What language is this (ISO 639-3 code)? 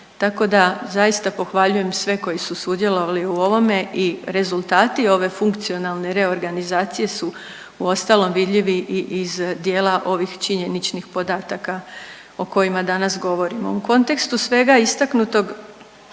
hrv